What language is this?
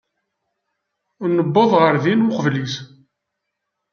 Kabyle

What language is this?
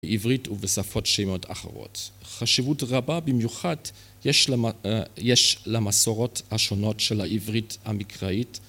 Hebrew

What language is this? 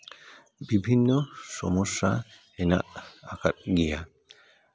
Santali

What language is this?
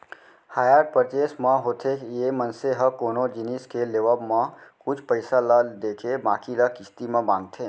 Chhattisgarhi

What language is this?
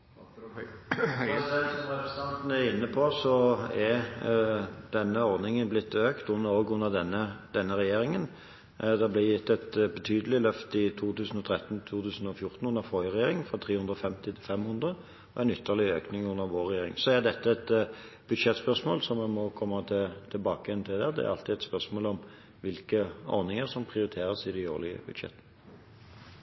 Norwegian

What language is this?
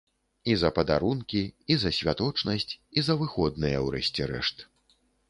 Belarusian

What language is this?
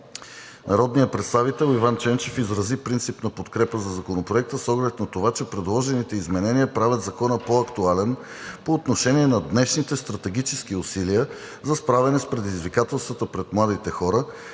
Bulgarian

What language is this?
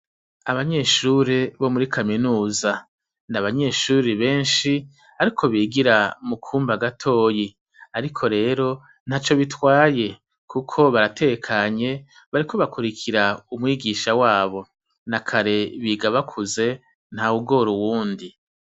Rundi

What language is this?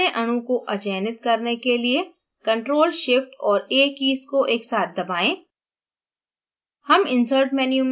Hindi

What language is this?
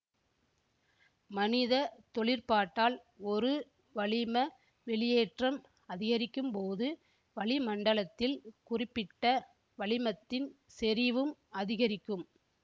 Tamil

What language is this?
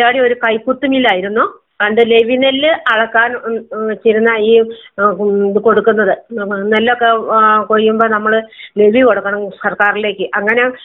Malayalam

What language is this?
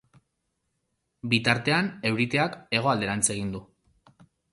Basque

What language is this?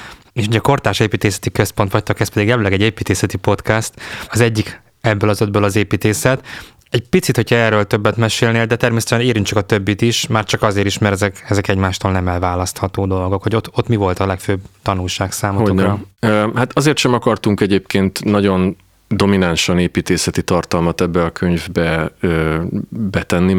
Hungarian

